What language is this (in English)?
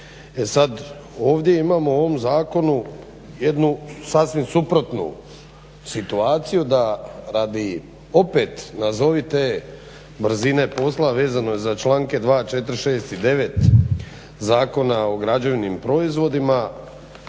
Croatian